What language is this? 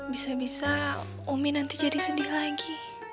Indonesian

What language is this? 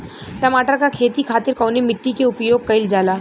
Bhojpuri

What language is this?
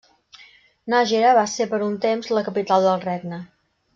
Catalan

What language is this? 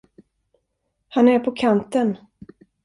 Swedish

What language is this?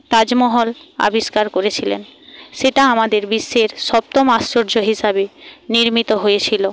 Bangla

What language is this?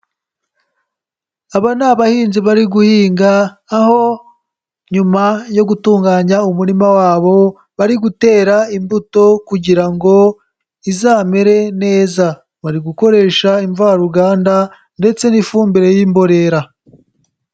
Kinyarwanda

